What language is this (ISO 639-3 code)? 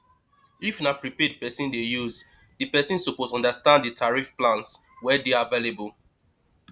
pcm